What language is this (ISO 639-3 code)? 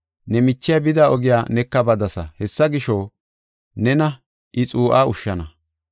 gof